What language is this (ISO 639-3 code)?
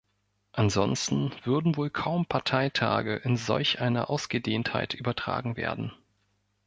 deu